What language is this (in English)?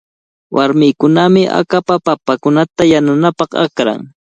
Cajatambo North Lima Quechua